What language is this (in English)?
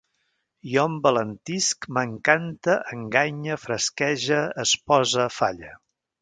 Catalan